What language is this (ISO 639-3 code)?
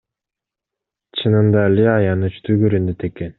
kir